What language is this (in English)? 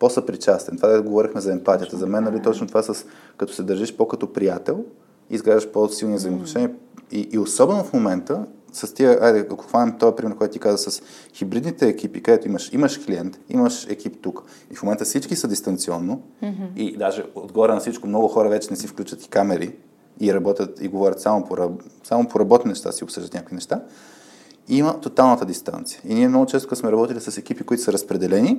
Bulgarian